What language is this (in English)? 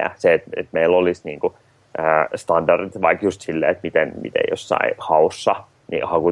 Finnish